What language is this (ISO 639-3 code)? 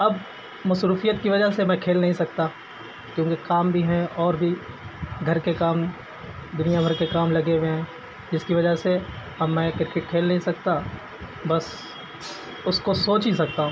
urd